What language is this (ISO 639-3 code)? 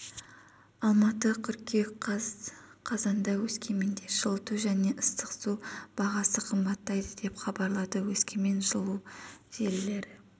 kaz